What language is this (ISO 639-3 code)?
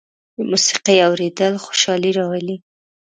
pus